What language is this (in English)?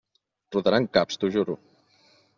Catalan